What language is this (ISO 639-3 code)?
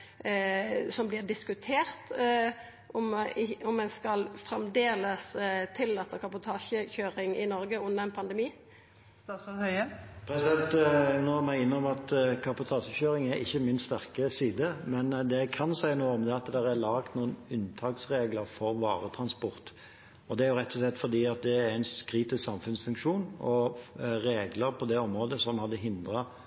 nor